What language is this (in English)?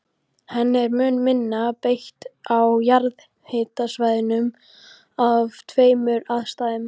Icelandic